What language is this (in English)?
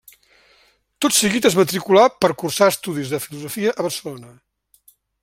Catalan